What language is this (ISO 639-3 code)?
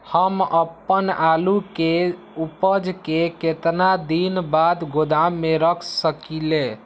mag